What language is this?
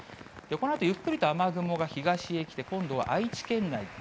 Japanese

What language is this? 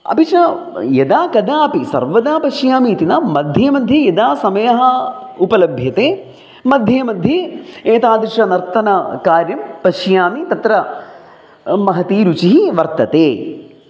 Sanskrit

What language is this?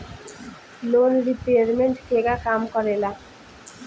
Bhojpuri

